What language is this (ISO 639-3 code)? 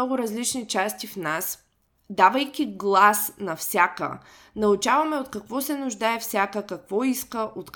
bul